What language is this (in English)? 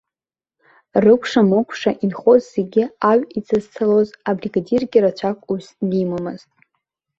Abkhazian